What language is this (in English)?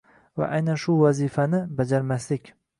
Uzbek